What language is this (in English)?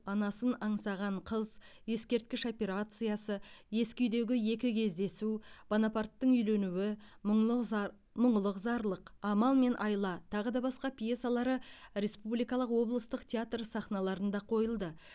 Kazakh